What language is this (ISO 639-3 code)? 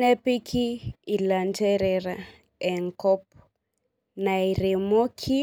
mas